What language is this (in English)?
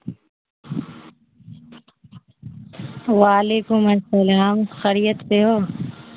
Urdu